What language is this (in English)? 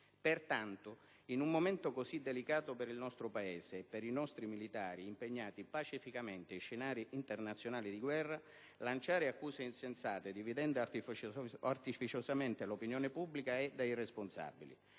Italian